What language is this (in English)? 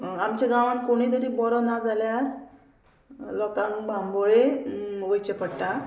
Konkani